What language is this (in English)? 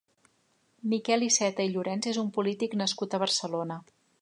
Catalan